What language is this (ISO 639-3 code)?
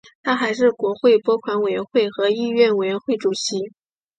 zho